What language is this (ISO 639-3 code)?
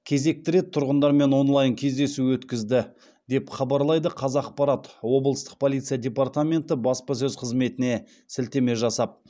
kaz